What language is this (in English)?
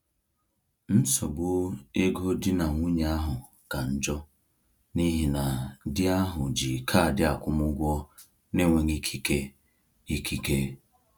Igbo